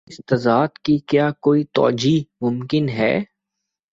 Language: Urdu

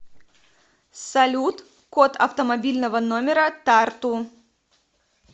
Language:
Russian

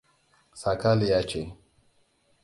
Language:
Hausa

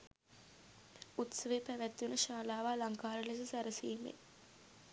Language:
Sinhala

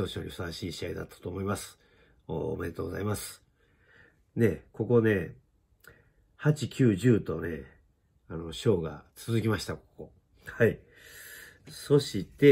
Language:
Japanese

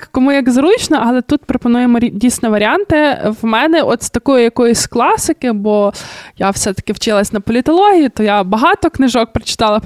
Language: Ukrainian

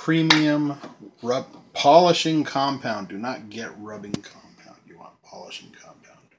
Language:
English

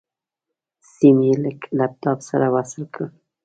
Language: Pashto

